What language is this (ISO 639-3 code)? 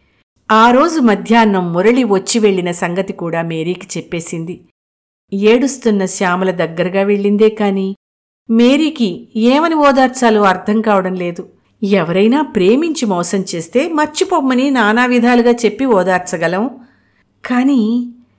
tel